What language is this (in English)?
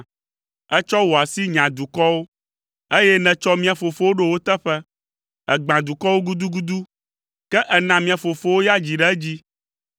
Ewe